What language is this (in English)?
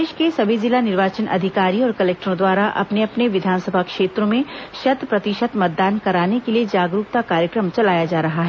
Hindi